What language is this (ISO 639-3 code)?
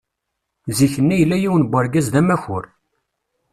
kab